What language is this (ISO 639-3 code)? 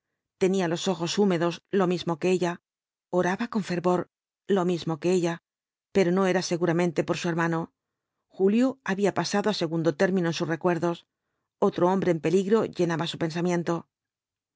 spa